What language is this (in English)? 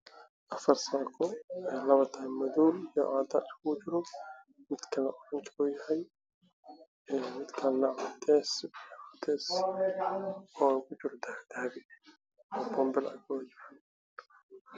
Somali